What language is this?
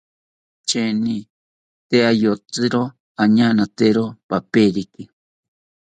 South Ucayali Ashéninka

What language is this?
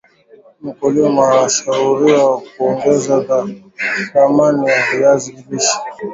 Swahili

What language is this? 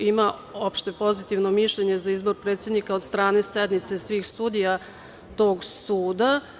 Serbian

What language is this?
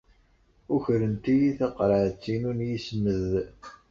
Kabyle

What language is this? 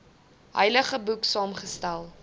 Afrikaans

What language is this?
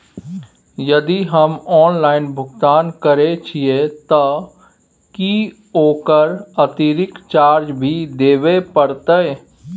Maithili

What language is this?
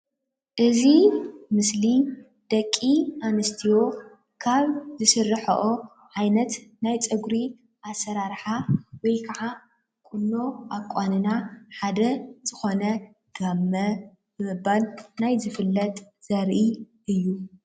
Tigrinya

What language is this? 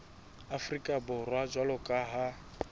Southern Sotho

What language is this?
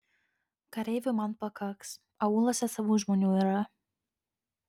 Lithuanian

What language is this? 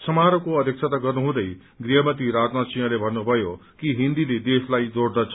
Nepali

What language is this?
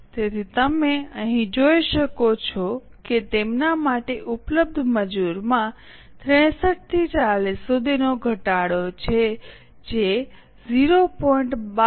Gujarati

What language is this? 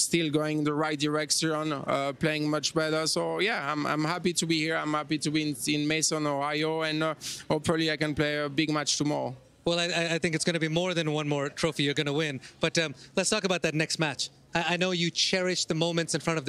English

